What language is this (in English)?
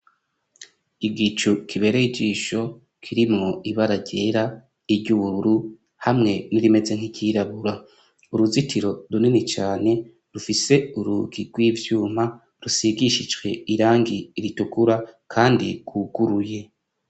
Rundi